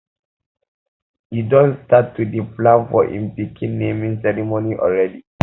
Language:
Nigerian Pidgin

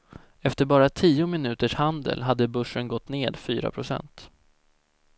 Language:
Swedish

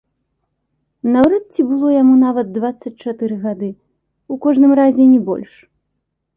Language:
Belarusian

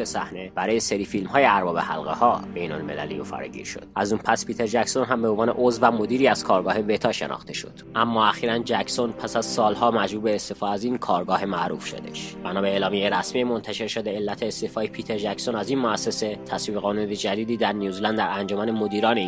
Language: Persian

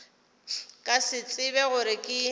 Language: Northern Sotho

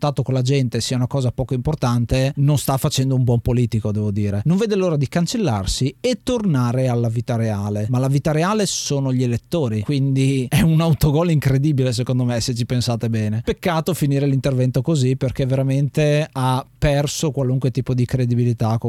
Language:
Italian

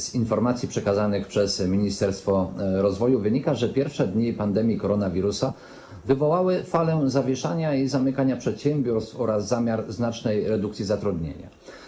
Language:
Polish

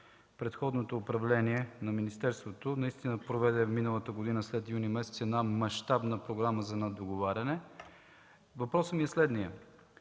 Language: Bulgarian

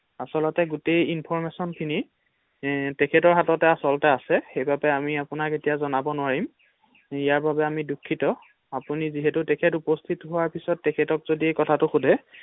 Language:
Assamese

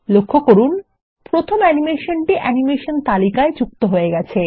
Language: Bangla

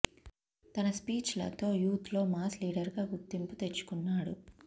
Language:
Telugu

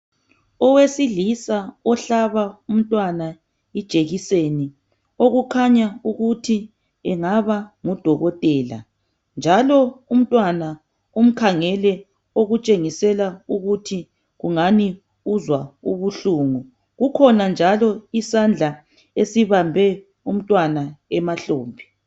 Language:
North Ndebele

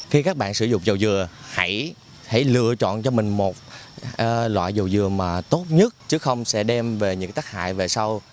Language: Vietnamese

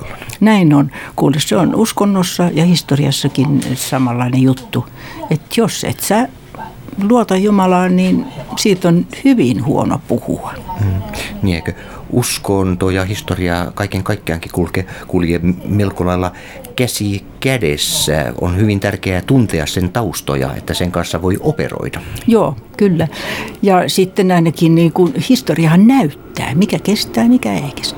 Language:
Finnish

